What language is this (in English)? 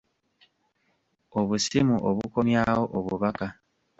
Ganda